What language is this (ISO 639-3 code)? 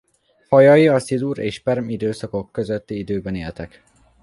hun